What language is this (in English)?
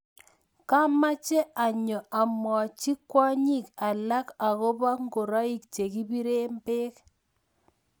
Kalenjin